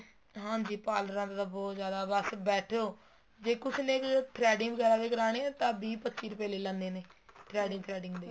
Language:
Punjabi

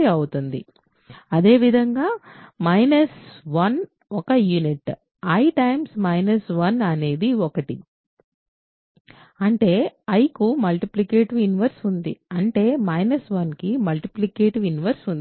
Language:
Telugu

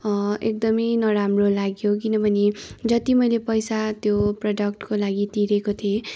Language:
Nepali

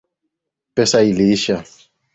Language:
Swahili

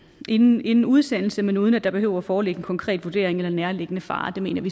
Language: Danish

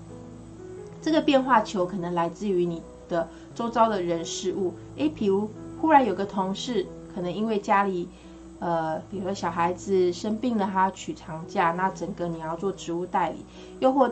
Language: Chinese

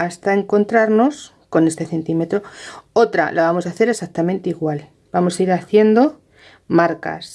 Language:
Spanish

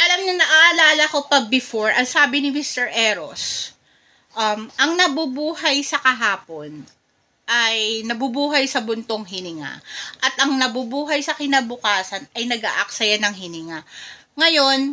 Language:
Filipino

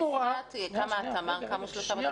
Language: Hebrew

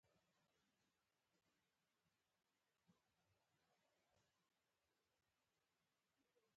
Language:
Pashto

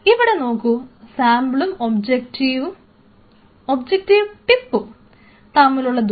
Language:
Malayalam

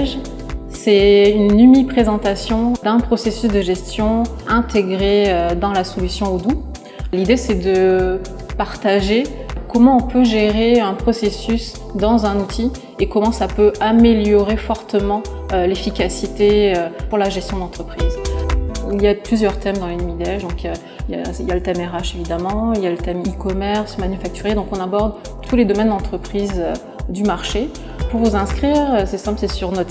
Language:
French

